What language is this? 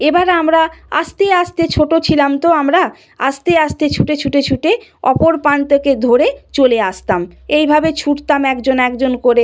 Bangla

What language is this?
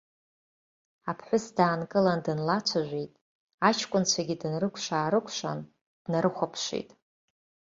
Abkhazian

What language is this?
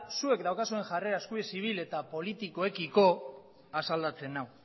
Basque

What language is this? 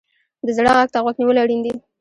Pashto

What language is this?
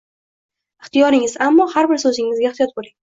Uzbek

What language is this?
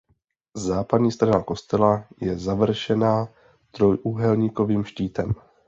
Czech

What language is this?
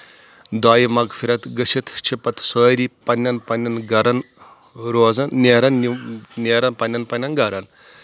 Kashmiri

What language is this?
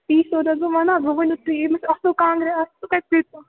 Kashmiri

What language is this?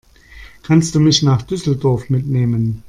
German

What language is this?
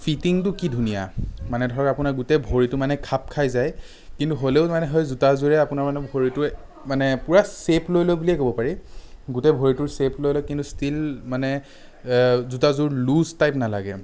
Assamese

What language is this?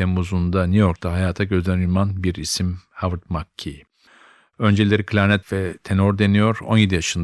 Turkish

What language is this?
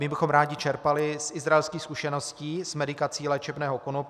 Czech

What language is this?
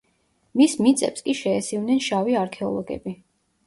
Georgian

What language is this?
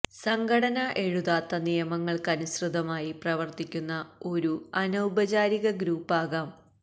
Malayalam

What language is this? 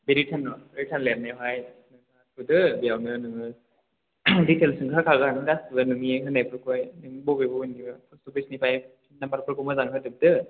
Bodo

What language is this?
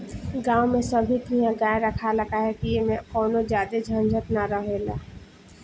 Bhojpuri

